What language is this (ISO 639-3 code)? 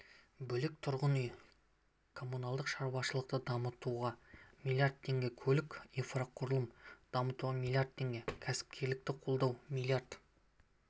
kaz